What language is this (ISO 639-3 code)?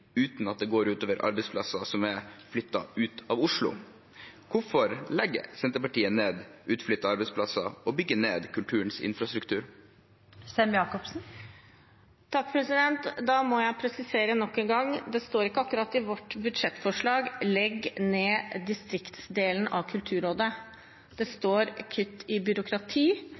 nor